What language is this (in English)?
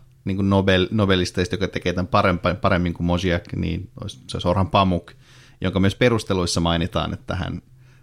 Finnish